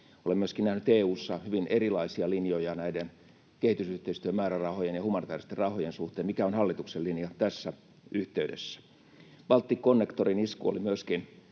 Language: Finnish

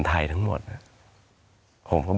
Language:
Thai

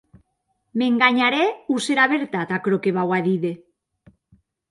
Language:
Occitan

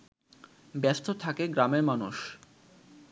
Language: Bangla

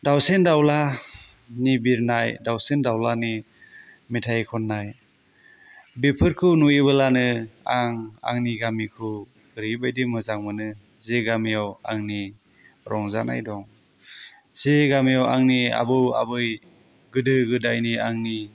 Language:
Bodo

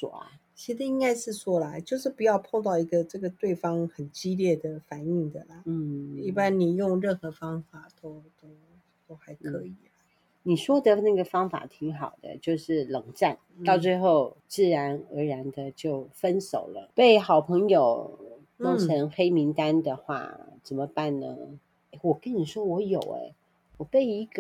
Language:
Chinese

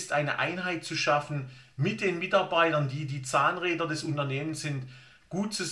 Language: German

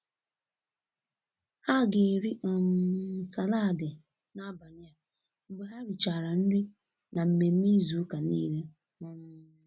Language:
Igbo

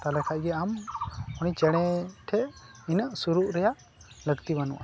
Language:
Santali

